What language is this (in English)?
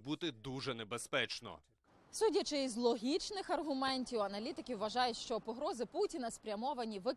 Ukrainian